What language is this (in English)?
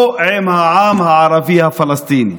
Hebrew